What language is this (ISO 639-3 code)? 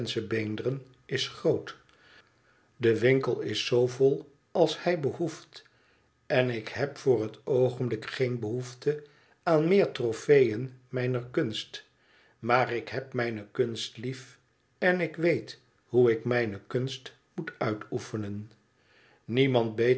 nld